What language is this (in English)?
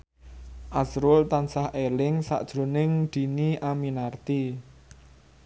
Javanese